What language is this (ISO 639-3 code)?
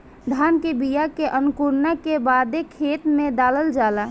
bho